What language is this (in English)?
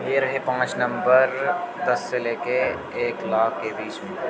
Dogri